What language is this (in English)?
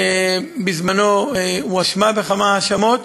Hebrew